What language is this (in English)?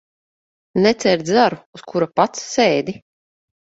Latvian